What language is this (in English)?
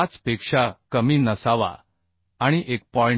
Marathi